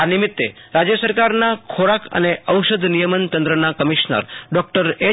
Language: Gujarati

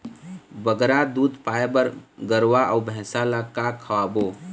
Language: Chhattisgarhi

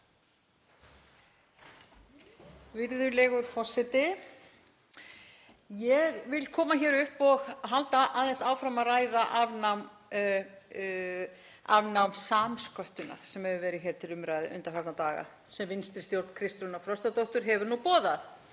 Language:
Icelandic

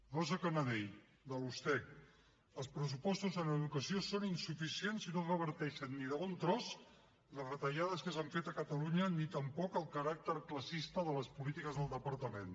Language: Catalan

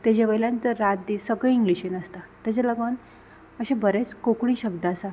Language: Konkani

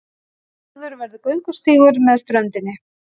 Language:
Icelandic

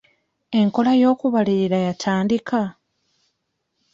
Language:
Ganda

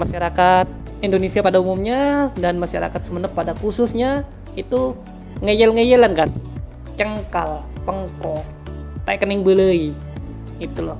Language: Indonesian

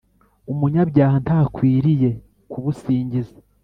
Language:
Kinyarwanda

